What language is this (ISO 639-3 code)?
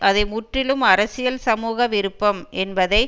tam